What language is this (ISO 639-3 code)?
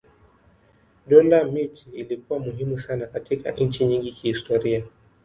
swa